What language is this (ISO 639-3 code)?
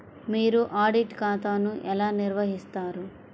tel